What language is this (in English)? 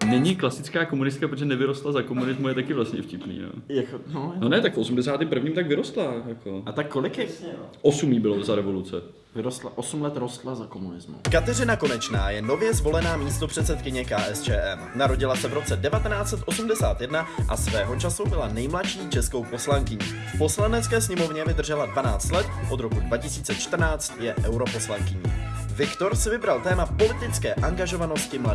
Czech